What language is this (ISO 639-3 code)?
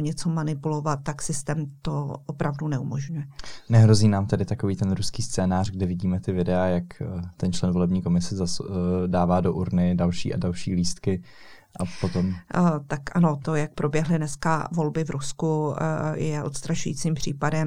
ces